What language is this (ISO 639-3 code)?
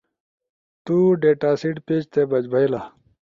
ush